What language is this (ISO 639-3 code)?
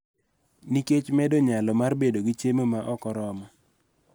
luo